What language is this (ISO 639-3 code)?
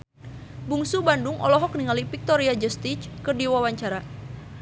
sun